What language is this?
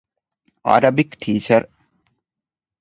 Divehi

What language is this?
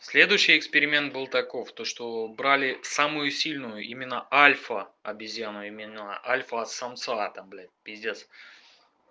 Russian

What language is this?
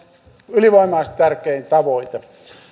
Finnish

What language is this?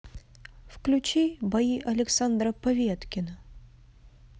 Russian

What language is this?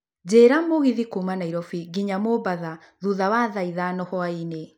Kikuyu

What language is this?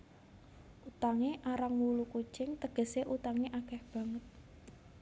Javanese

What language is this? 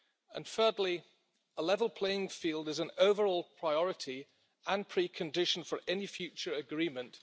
English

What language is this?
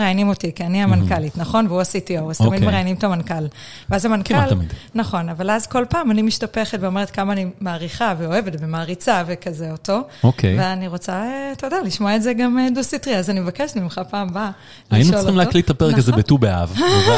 Hebrew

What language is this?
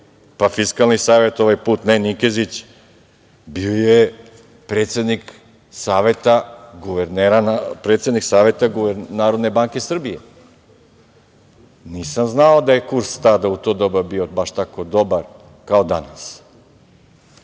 Serbian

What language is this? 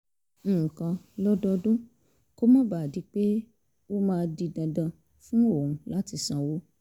Yoruba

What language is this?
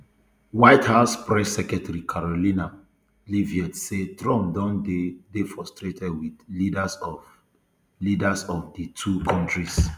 Nigerian Pidgin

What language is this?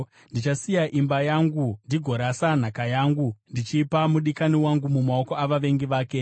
Shona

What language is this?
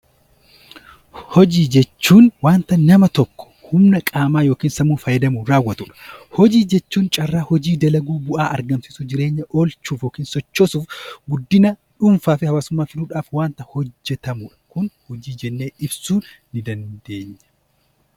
Oromo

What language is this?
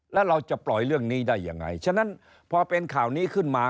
Thai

